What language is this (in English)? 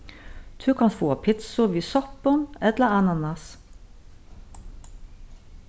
Faroese